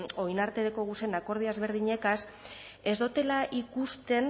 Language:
Basque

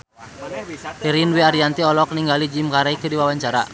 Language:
Sundanese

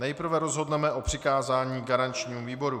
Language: Czech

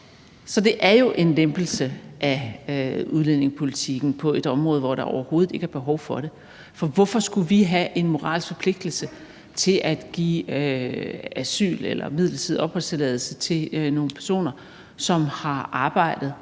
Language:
Danish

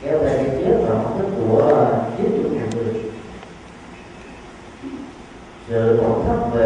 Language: Vietnamese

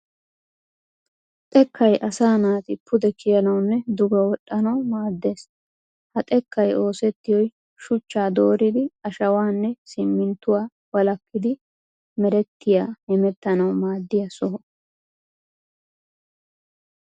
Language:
Wolaytta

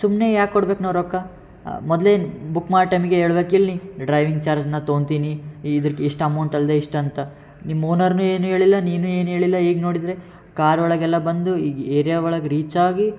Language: Kannada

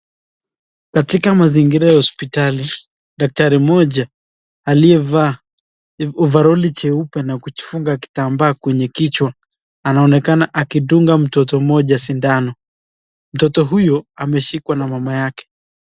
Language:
Swahili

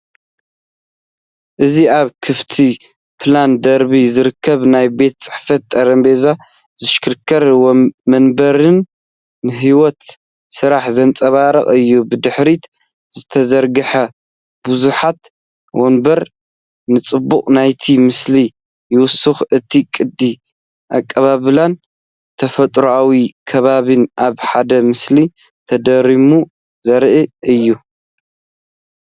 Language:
Tigrinya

